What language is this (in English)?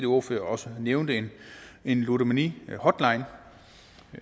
Danish